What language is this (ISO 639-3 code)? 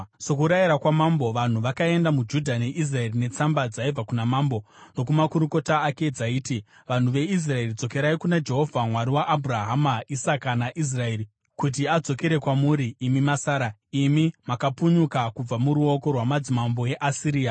sna